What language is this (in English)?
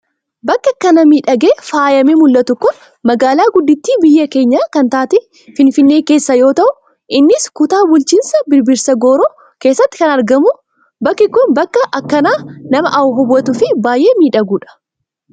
Oromo